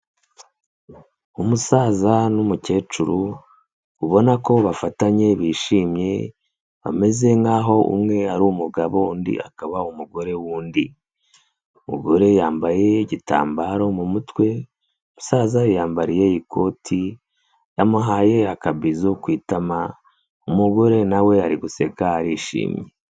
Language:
Kinyarwanda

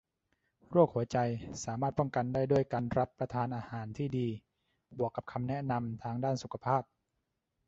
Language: Thai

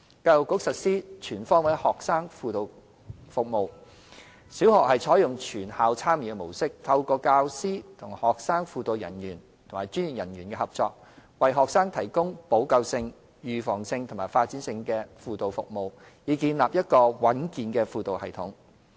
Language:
Cantonese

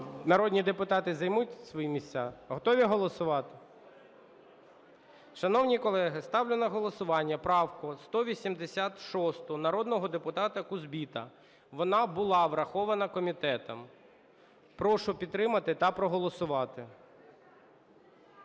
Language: Ukrainian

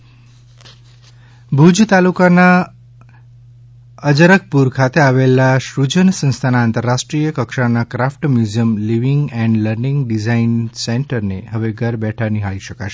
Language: Gujarati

